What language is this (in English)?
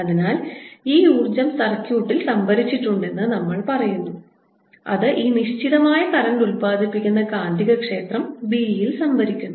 Malayalam